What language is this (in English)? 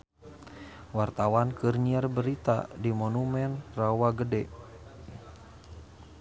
Sundanese